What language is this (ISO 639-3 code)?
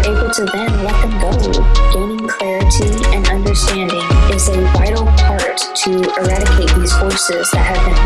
eng